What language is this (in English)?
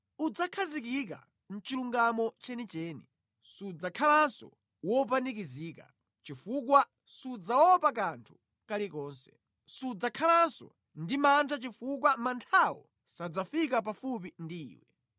Nyanja